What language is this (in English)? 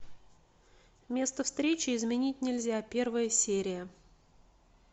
Russian